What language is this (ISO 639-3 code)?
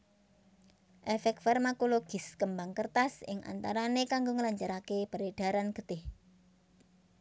jav